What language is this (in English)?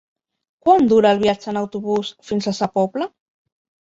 Catalan